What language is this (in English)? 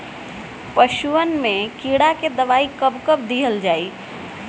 Bhojpuri